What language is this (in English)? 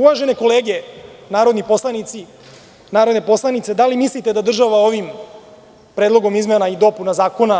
Serbian